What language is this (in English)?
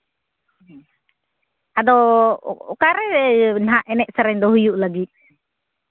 Santali